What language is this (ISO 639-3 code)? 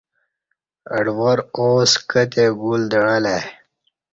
bsh